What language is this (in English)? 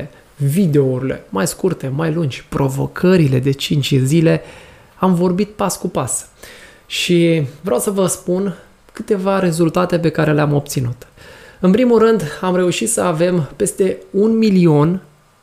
Romanian